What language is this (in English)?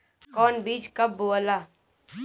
Bhojpuri